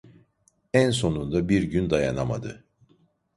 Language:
Turkish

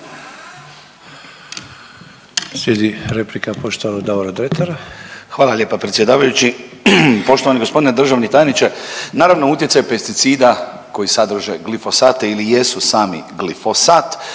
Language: Croatian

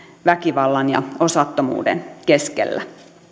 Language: Finnish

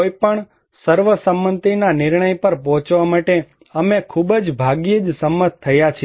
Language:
Gujarati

